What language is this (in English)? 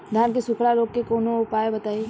Bhojpuri